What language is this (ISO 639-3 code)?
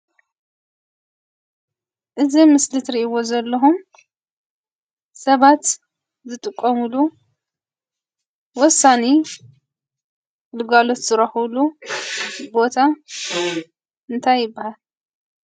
tir